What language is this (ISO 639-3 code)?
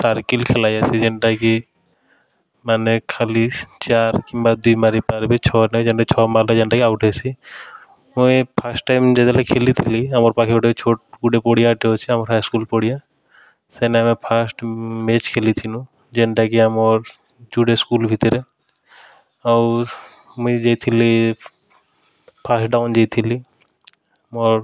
ori